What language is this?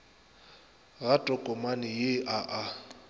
Northern Sotho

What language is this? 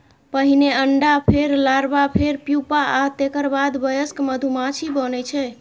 Maithili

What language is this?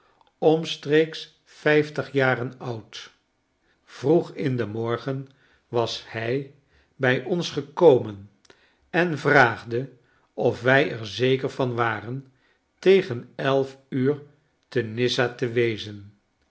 Dutch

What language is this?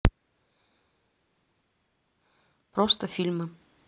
Russian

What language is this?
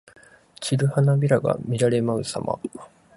Japanese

